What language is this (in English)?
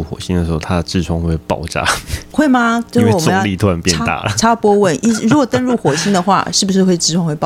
Chinese